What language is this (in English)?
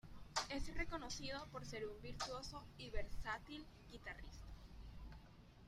Spanish